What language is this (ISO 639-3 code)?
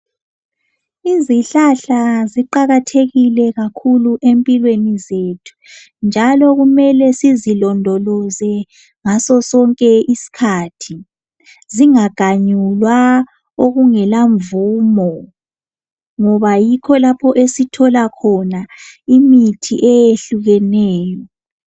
nde